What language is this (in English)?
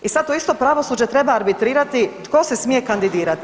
Croatian